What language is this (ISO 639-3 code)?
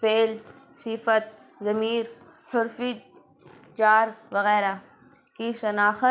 urd